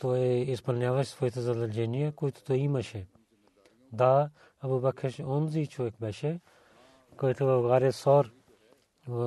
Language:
Bulgarian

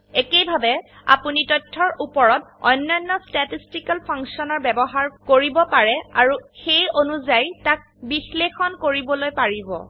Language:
Assamese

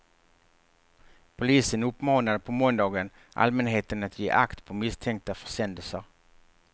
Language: Swedish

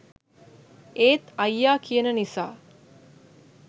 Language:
Sinhala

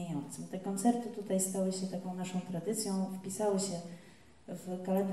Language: Polish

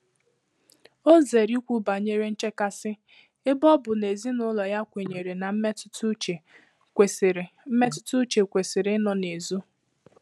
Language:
Igbo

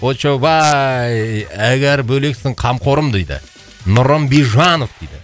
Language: Kazakh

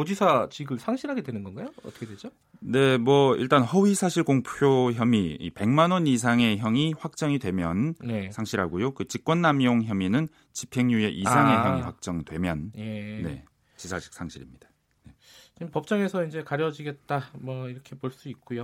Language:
Korean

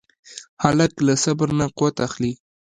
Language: Pashto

